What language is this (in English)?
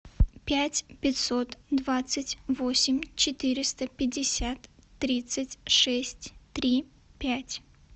Russian